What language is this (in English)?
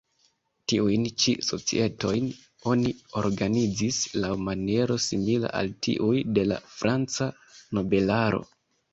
Esperanto